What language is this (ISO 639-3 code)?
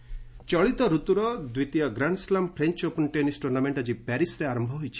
ori